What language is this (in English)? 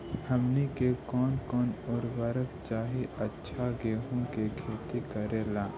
Magahi